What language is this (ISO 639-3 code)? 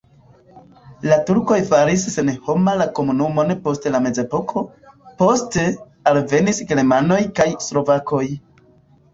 epo